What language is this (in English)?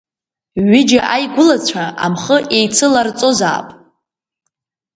Abkhazian